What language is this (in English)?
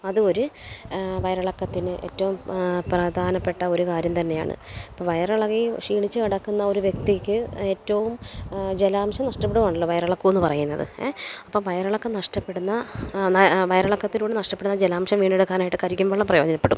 Malayalam